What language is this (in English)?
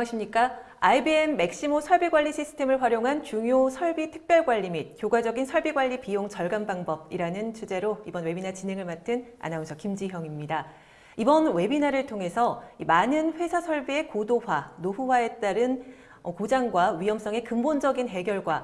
Korean